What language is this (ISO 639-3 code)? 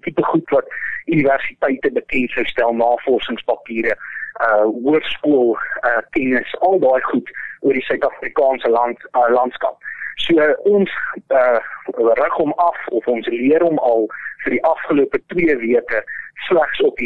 swe